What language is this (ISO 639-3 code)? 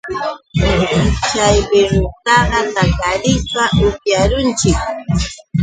qux